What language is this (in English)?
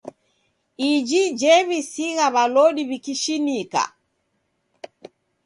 Taita